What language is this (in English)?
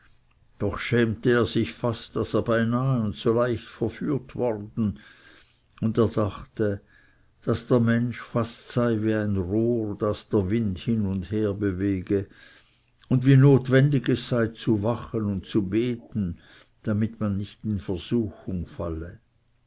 German